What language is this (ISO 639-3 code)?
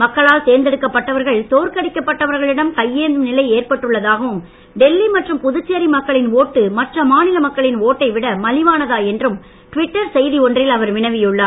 tam